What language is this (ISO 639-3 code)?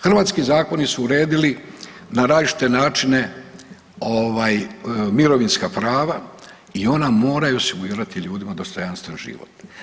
hrv